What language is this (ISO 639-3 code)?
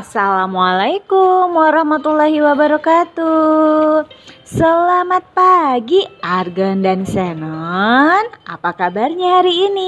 ind